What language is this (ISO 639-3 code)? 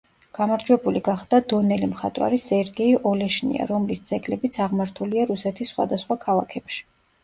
kat